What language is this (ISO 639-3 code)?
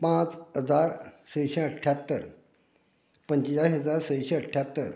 kok